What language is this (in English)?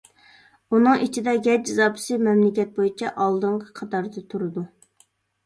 Uyghur